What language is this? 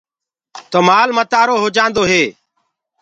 Gurgula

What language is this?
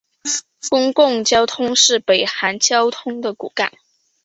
Chinese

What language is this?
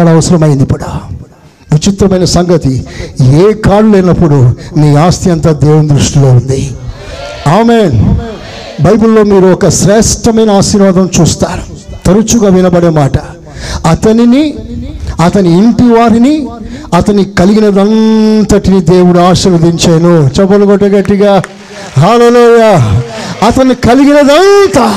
Telugu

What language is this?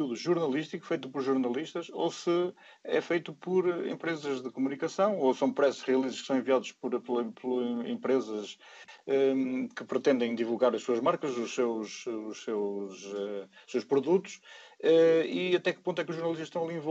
Portuguese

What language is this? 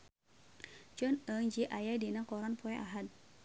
Sundanese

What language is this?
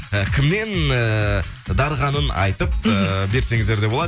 Kazakh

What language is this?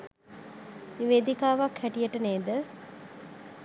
Sinhala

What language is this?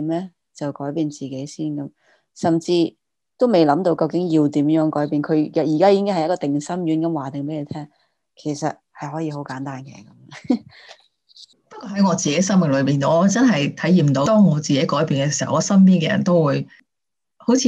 Chinese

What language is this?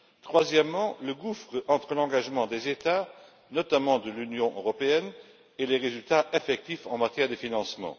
French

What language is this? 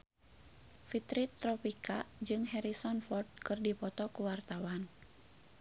Sundanese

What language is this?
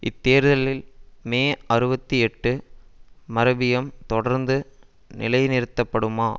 Tamil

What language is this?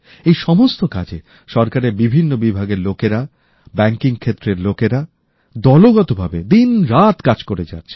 Bangla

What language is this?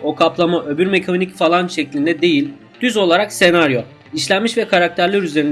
Turkish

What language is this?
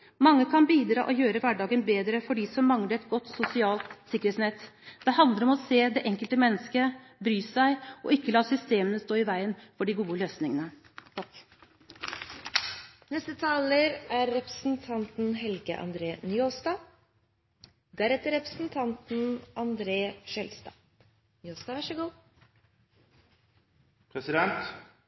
Norwegian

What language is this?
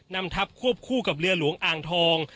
Thai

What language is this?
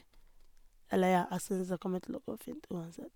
Norwegian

